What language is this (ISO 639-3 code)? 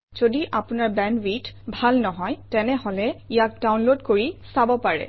asm